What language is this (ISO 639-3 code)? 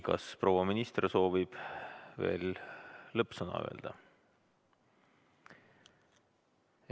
est